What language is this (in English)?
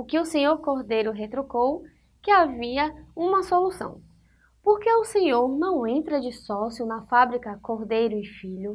Portuguese